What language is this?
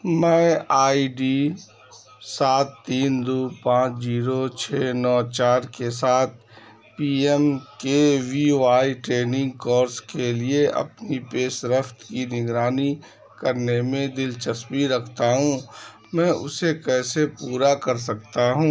Urdu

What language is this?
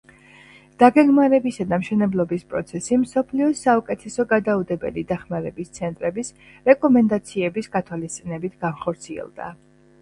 Georgian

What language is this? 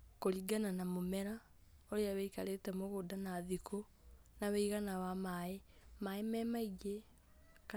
Kikuyu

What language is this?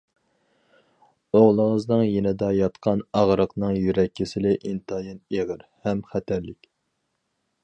Uyghur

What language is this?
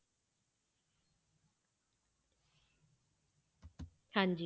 Punjabi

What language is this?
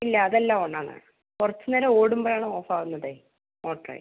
Malayalam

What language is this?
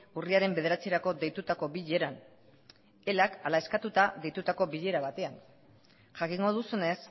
Basque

